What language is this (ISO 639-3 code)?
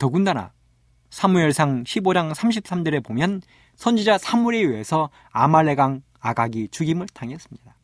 kor